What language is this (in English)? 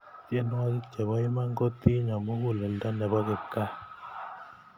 Kalenjin